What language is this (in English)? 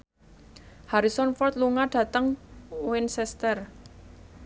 Javanese